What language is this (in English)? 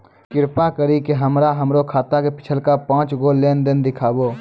Maithili